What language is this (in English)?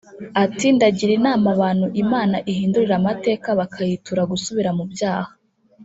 Kinyarwanda